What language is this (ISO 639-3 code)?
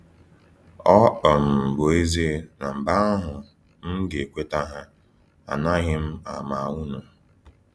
ibo